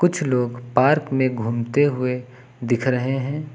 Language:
Hindi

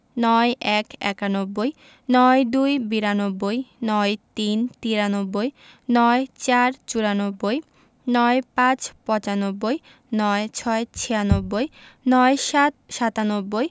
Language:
Bangla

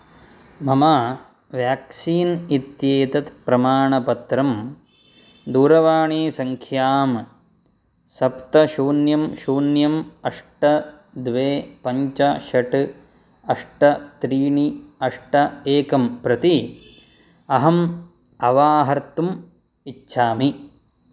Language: Sanskrit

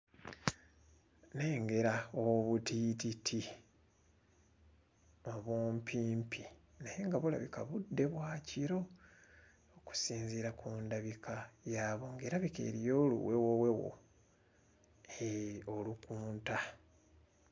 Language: Ganda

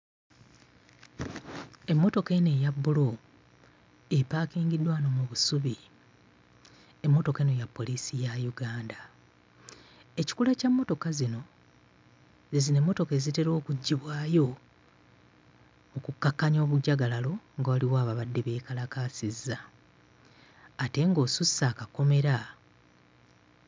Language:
Ganda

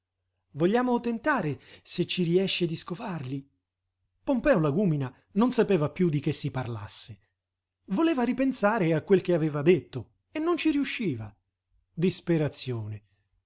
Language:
Italian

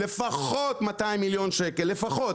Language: Hebrew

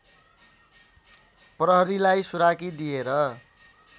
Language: Nepali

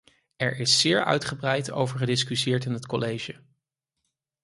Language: Dutch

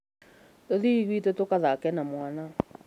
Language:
Kikuyu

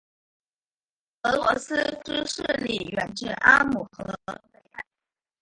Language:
Chinese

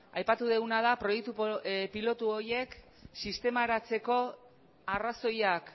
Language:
Basque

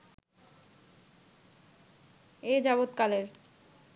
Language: Bangla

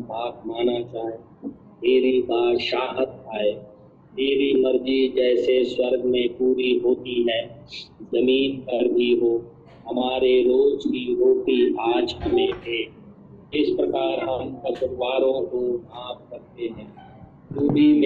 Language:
Hindi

